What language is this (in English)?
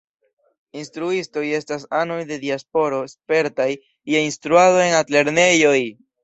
Esperanto